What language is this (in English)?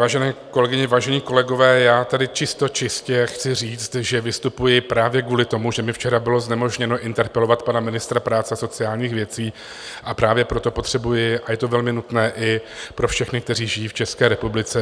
Czech